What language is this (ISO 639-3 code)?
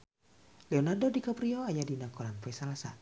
sun